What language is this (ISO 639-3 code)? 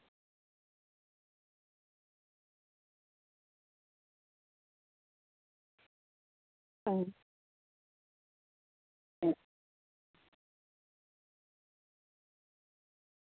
sat